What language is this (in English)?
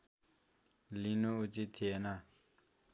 Nepali